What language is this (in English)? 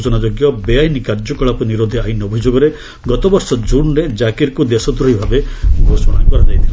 Odia